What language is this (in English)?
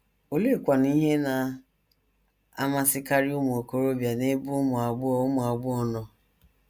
Igbo